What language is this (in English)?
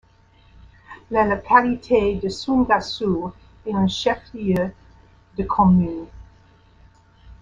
French